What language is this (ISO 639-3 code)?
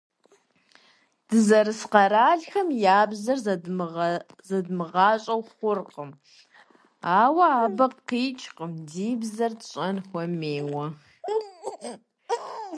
kbd